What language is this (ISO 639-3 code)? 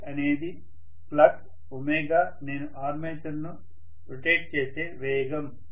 tel